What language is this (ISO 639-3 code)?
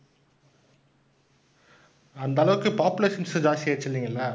tam